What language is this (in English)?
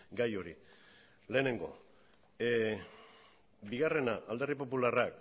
Basque